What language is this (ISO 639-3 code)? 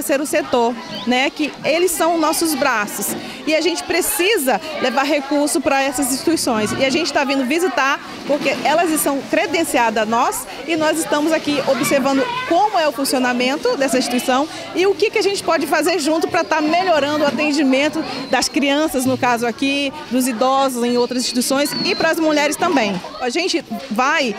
por